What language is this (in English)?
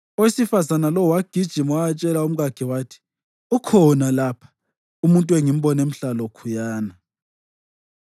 North Ndebele